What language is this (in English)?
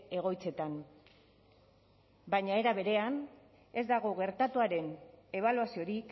Basque